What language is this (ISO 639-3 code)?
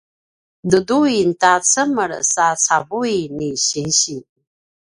pwn